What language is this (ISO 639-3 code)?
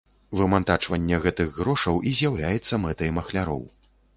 bel